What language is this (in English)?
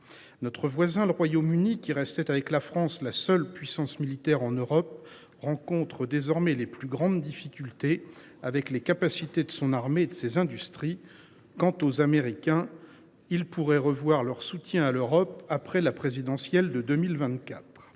French